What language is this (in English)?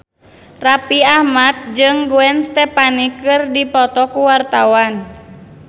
Sundanese